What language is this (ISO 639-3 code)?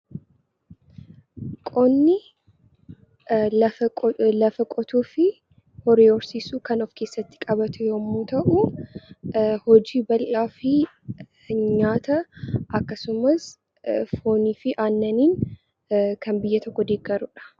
orm